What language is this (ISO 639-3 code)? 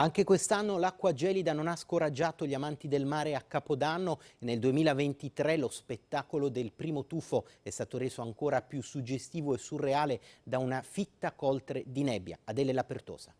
ita